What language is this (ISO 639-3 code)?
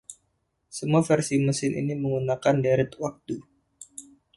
ind